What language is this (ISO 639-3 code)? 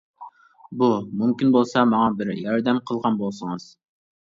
uig